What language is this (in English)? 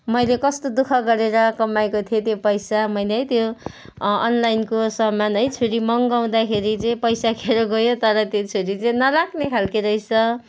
Nepali